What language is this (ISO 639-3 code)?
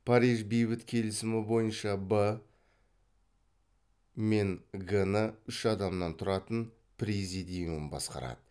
kaz